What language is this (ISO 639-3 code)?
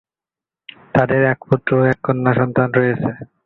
ben